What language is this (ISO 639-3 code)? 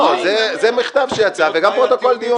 heb